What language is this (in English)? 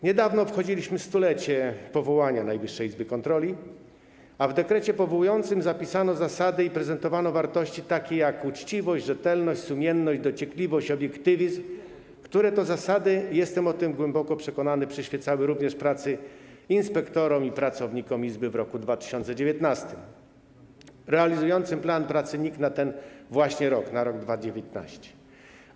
Polish